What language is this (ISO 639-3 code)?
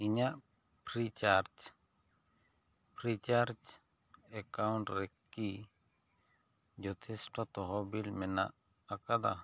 sat